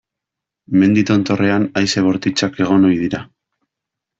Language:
Basque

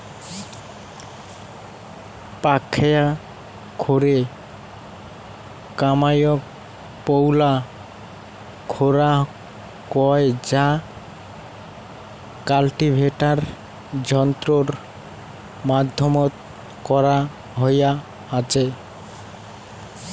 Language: Bangla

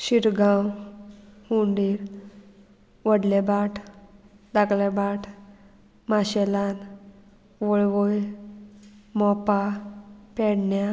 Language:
Konkani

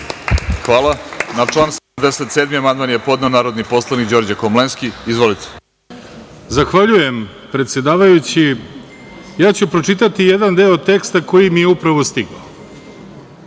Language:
Serbian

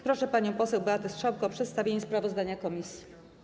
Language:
Polish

